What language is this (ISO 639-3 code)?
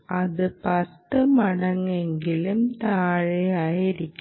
mal